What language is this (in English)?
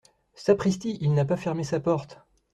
French